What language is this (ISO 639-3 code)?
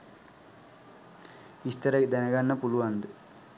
sin